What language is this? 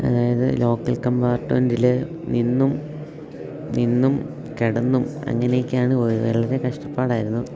Malayalam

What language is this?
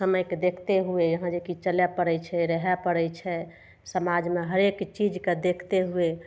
Maithili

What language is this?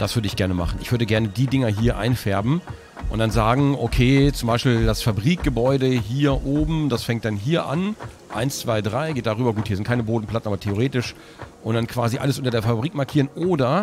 German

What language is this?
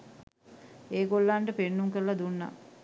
Sinhala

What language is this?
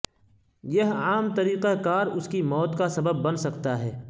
Urdu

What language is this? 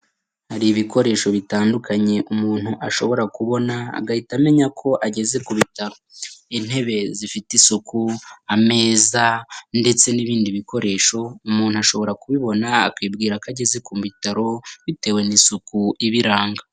Kinyarwanda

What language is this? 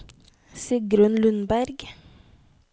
Norwegian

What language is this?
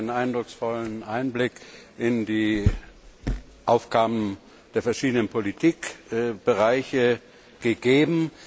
German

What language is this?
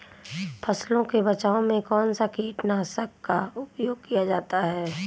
Hindi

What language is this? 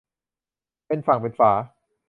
Thai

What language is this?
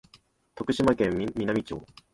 Japanese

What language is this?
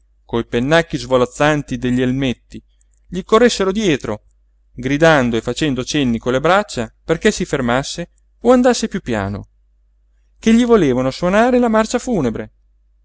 Italian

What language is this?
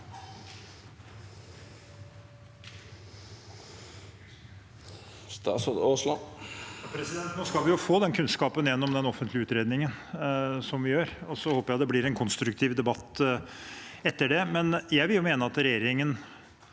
Norwegian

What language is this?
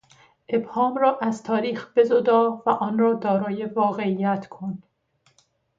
Persian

